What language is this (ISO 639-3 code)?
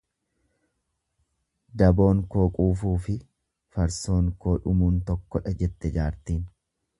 orm